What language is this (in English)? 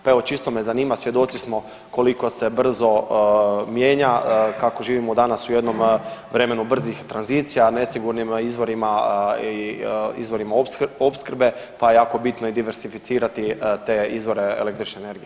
Croatian